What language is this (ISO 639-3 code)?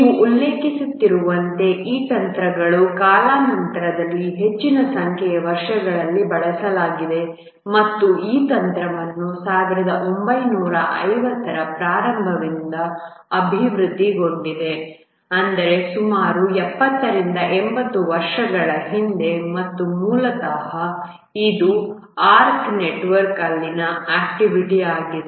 kan